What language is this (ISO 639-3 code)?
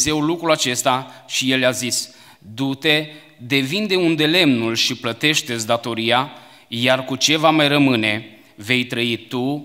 ron